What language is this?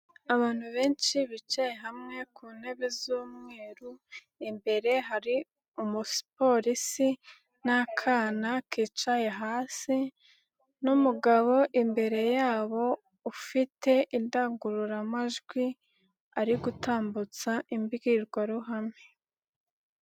Kinyarwanda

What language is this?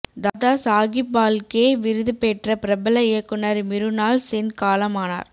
Tamil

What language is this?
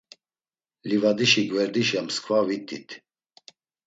Laz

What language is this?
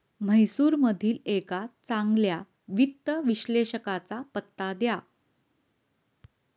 Marathi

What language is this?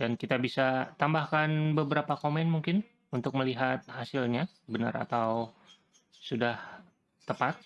Indonesian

